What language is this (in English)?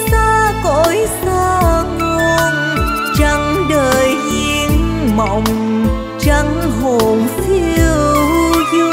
Vietnamese